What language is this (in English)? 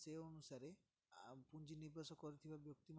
Odia